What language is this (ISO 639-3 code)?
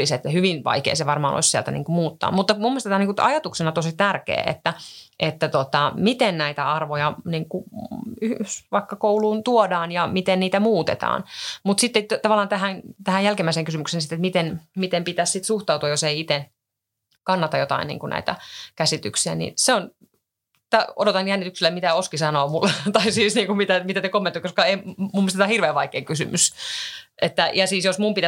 fin